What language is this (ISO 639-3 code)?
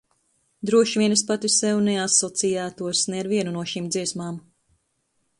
lav